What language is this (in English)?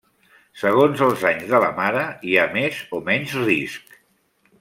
Catalan